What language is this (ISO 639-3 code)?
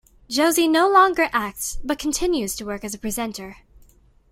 eng